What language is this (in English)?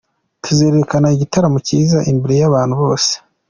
Kinyarwanda